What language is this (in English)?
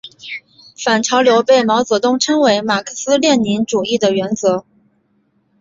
Chinese